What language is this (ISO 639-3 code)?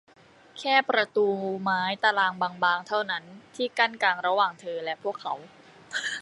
tha